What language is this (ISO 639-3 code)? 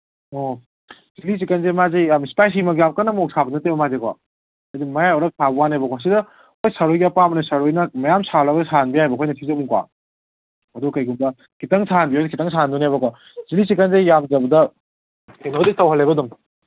mni